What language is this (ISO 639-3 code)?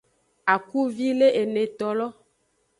ajg